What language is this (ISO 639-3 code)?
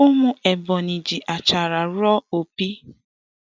ibo